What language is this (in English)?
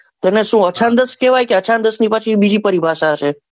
Gujarati